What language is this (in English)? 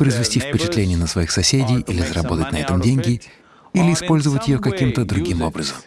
Russian